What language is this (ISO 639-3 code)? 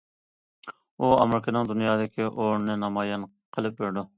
uig